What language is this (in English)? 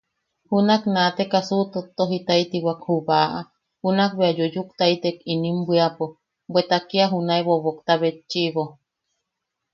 Yaqui